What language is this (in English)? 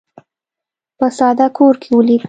Pashto